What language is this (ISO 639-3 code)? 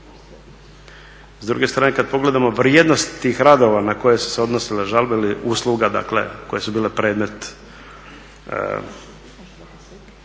hrv